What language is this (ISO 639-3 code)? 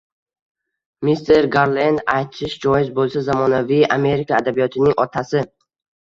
uzb